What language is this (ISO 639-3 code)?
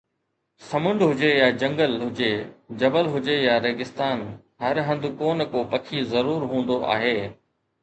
snd